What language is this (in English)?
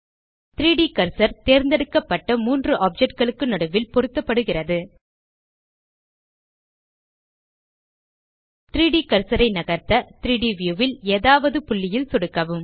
Tamil